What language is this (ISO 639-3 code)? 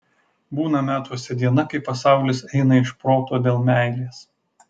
lit